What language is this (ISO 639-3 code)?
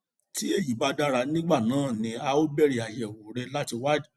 yor